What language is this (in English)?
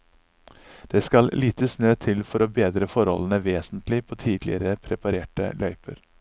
Norwegian